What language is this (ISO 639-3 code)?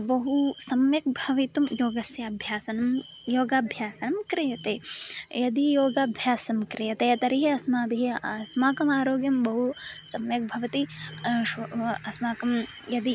san